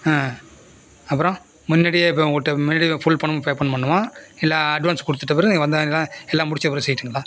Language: Tamil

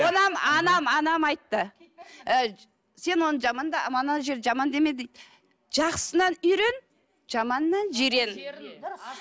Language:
Kazakh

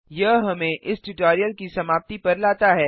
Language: Hindi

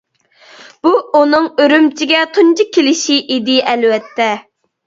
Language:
Uyghur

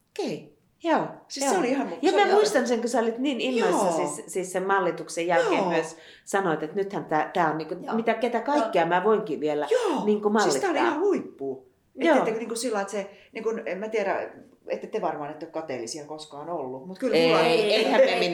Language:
Finnish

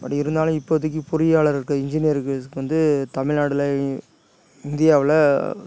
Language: Tamil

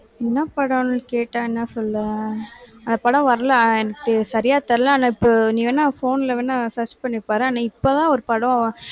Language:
Tamil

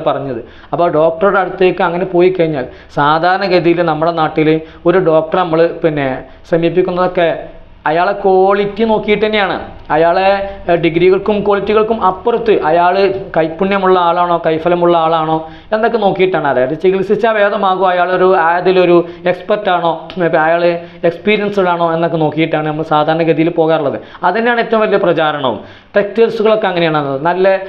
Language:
Malayalam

